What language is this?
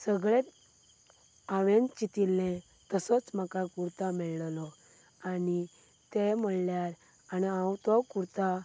Konkani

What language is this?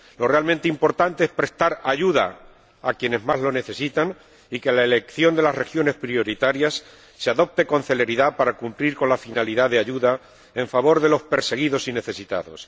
Spanish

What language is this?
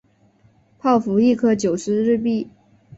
Chinese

